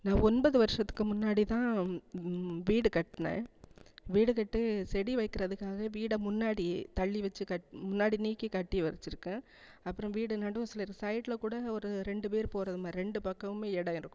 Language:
Tamil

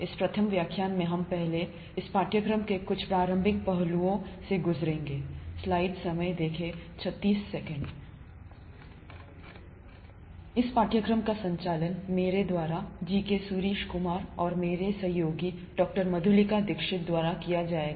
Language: Hindi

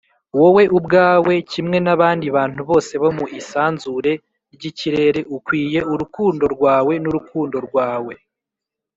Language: Kinyarwanda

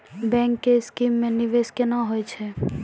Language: Maithili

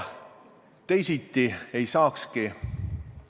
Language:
Estonian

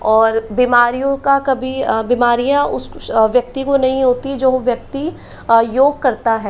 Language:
Hindi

